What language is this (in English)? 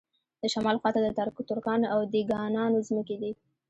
Pashto